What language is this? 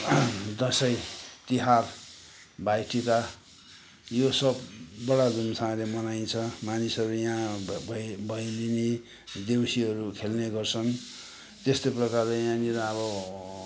Nepali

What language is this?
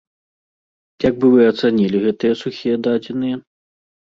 Belarusian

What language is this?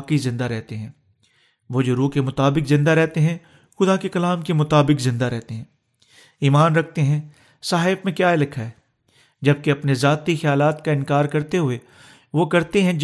Urdu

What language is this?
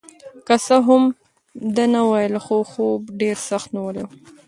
Pashto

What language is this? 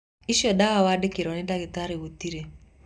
Kikuyu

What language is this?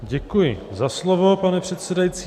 Czech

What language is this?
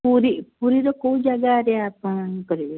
Odia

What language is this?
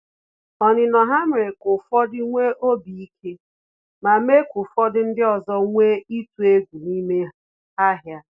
Igbo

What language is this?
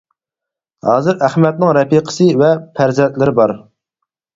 Uyghur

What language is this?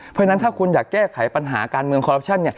Thai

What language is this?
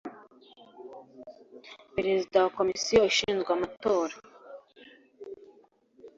Kinyarwanda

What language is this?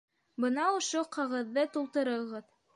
Bashkir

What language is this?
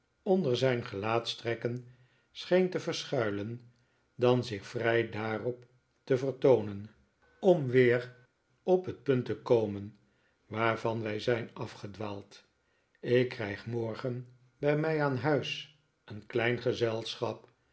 Dutch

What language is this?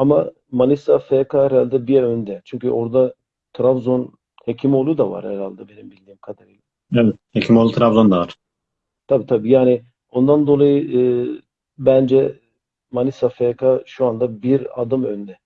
Turkish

